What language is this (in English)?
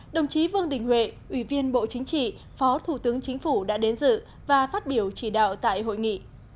Vietnamese